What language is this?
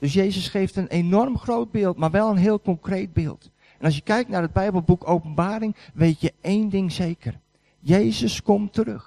Dutch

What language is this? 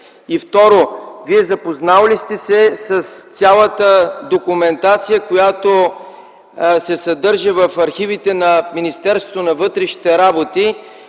Bulgarian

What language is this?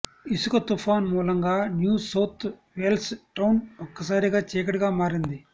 Telugu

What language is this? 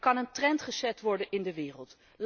Dutch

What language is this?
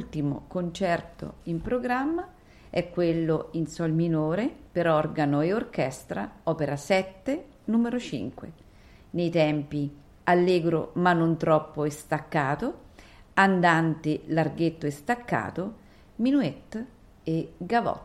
Italian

